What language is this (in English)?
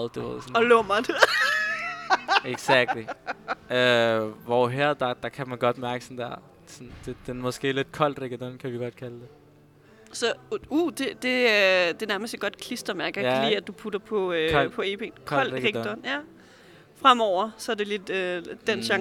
Danish